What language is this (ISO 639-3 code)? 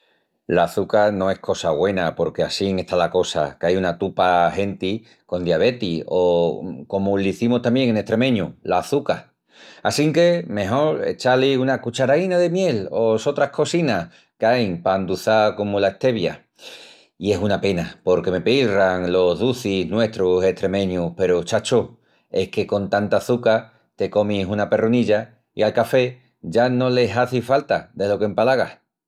ext